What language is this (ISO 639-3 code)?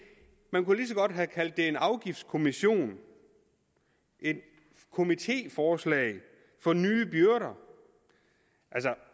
dan